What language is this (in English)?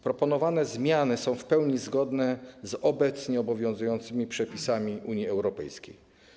Polish